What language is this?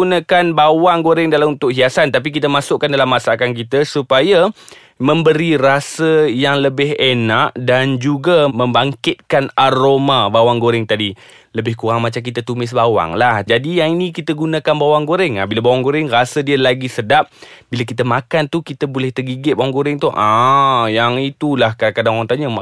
Malay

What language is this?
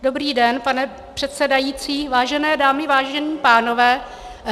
Czech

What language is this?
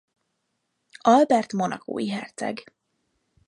Hungarian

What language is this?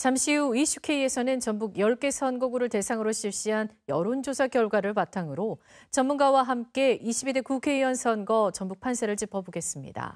Korean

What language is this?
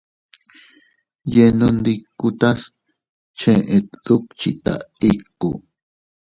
Teutila Cuicatec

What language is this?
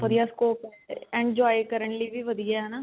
Punjabi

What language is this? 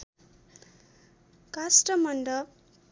Nepali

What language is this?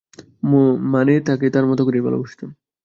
Bangla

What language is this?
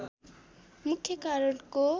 Nepali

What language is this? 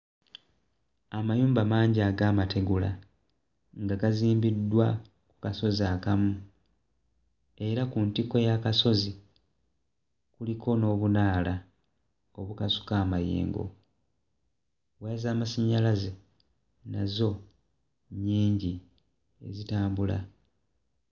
Ganda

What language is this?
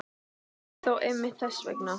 Icelandic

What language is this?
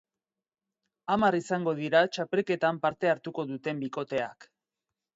Basque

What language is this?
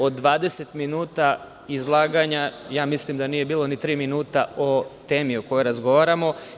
Serbian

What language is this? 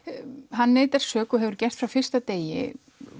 Icelandic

